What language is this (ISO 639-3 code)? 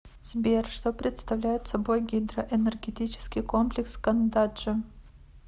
rus